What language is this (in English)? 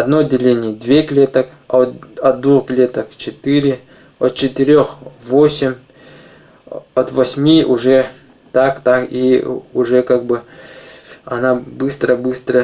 Russian